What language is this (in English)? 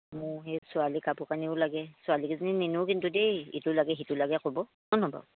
Assamese